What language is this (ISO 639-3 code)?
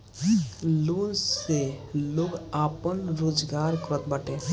bho